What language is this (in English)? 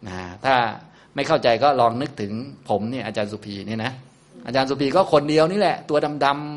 Thai